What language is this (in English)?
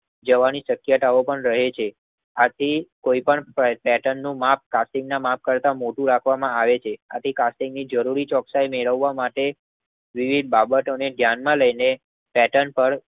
Gujarati